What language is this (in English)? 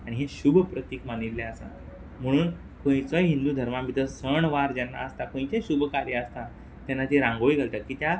Konkani